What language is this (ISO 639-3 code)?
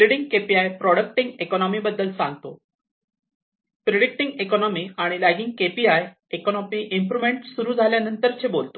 mar